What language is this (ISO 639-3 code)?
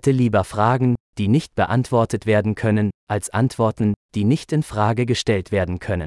fil